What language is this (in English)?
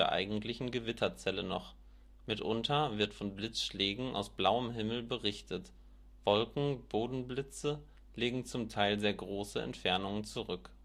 German